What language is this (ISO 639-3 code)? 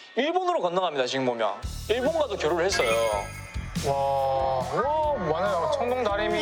kor